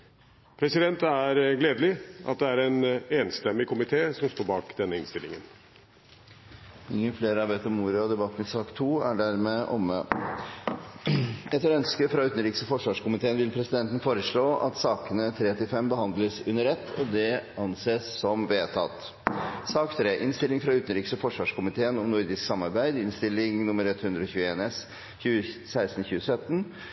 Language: Norwegian Bokmål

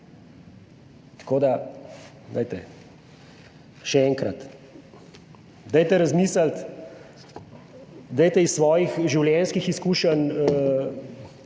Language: Slovenian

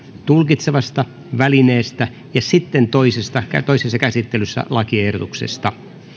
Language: Finnish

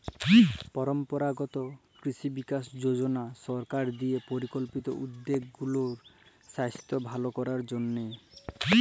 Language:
Bangla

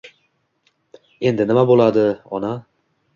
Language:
Uzbek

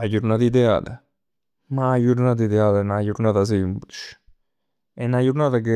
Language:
Neapolitan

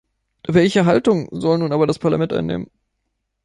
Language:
German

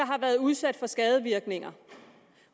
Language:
Danish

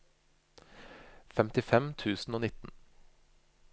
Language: Norwegian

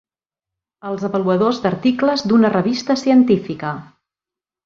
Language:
Catalan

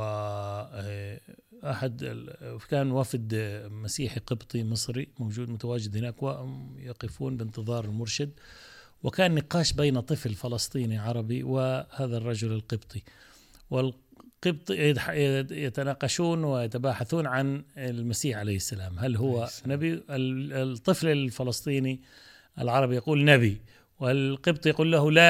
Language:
Arabic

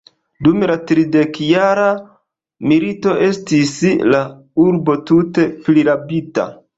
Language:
Esperanto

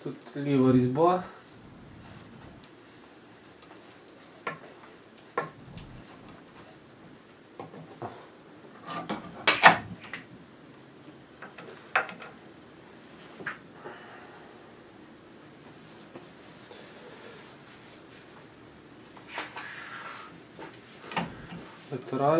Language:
Ukrainian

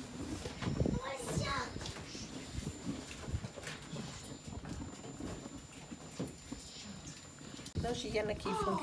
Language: French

